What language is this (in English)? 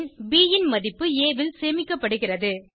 Tamil